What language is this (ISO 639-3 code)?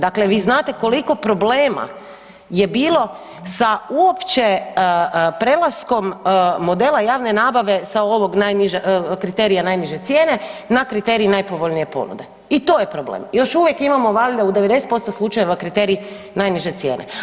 hrv